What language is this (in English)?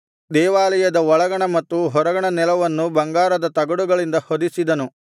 Kannada